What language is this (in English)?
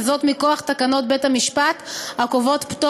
Hebrew